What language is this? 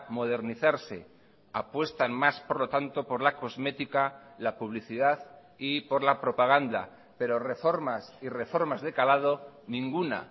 Spanish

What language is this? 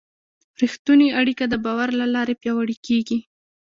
Pashto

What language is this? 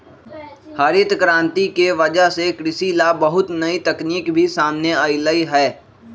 Magahi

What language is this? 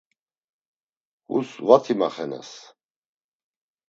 Laz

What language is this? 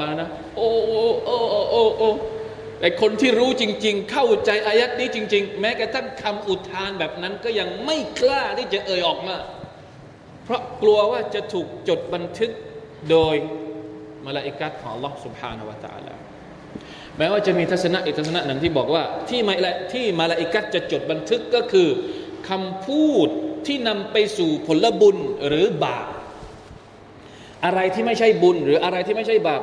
Thai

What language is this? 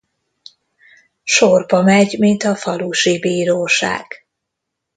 Hungarian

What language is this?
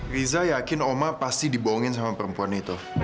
Indonesian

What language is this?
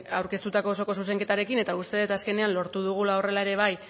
Basque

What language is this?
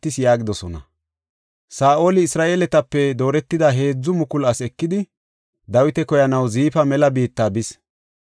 Gofa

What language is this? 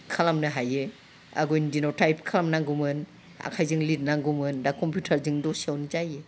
Bodo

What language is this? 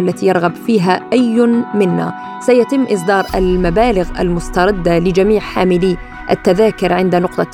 Arabic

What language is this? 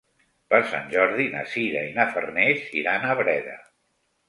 Catalan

